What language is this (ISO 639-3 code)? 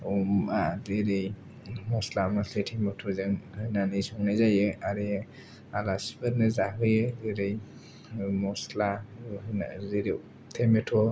brx